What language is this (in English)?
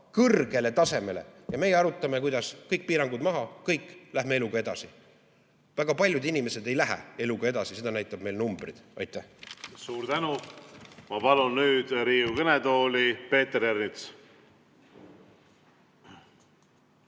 Estonian